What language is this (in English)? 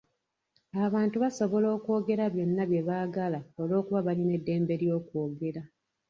Ganda